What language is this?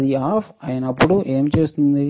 Telugu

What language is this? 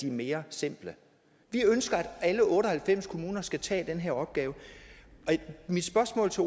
Danish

